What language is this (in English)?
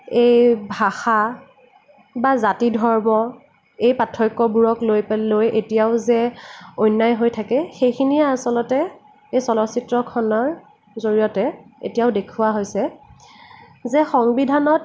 Assamese